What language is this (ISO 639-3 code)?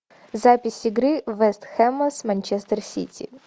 rus